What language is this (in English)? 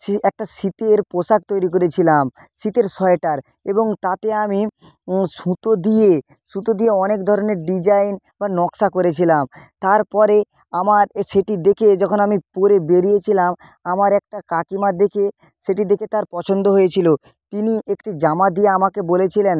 Bangla